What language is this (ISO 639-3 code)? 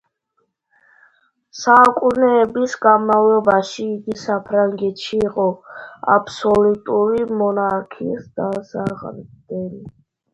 kat